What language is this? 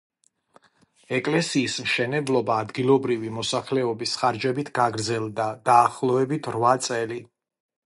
Georgian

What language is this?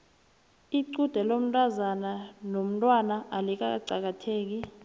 South Ndebele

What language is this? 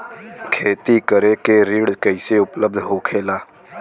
Bhojpuri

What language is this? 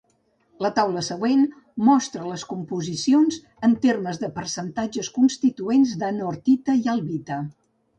Catalan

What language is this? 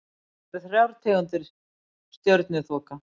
Icelandic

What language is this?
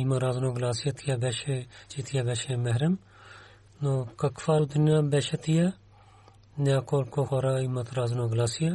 Bulgarian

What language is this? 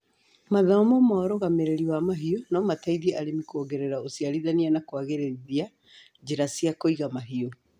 Kikuyu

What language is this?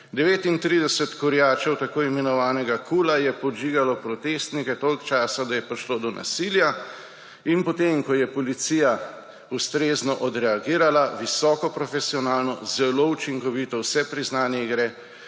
Slovenian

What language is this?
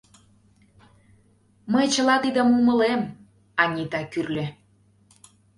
Mari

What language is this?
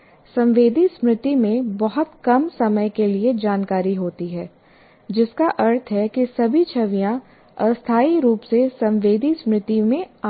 Hindi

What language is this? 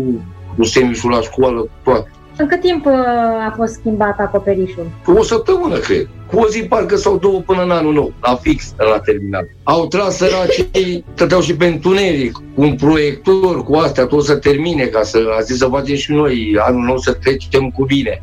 Romanian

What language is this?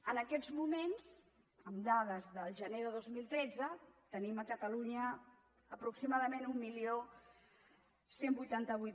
Catalan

